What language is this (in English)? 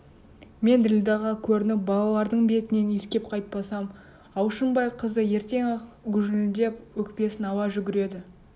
Kazakh